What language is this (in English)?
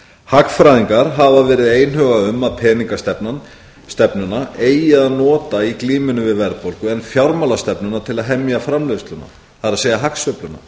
Icelandic